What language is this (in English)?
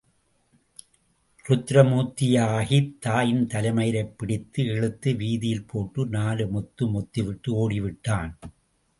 Tamil